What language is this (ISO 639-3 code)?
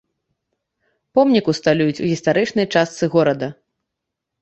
bel